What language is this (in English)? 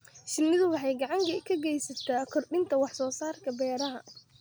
Somali